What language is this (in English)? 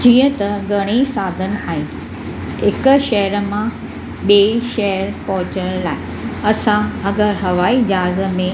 Sindhi